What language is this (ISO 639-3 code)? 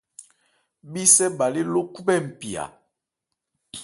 ebr